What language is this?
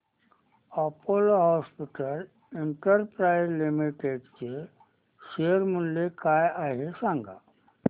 Marathi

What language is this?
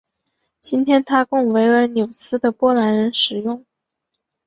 Chinese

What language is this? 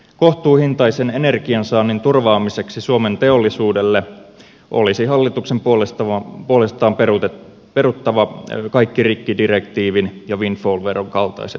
Finnish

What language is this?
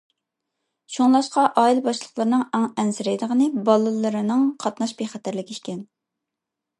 Uyghur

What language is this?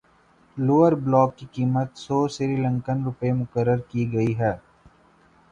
Urdu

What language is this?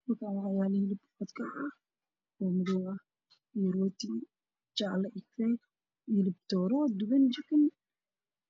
Somali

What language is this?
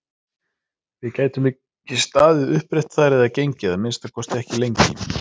Icelandic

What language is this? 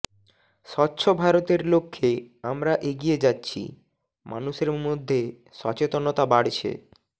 Bangla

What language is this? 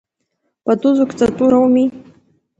Abkhazian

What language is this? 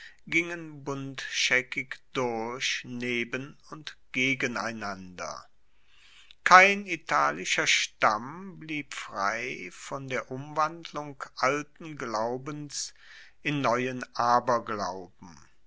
German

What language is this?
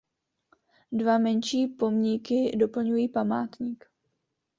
Czech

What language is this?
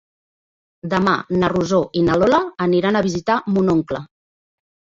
Catalan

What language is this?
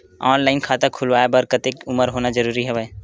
Chhattisgarhi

